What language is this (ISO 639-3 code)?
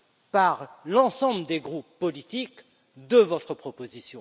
fra